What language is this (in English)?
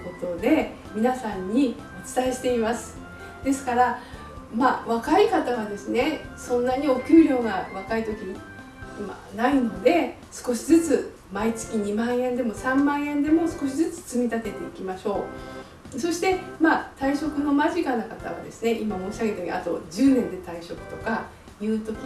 Japanese